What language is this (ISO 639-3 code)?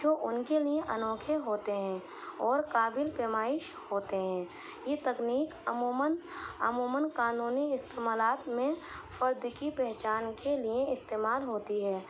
urd